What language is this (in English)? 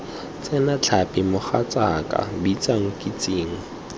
Tswana